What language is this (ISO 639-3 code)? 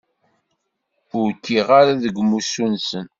kab